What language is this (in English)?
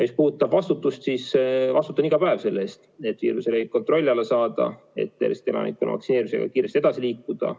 Estonian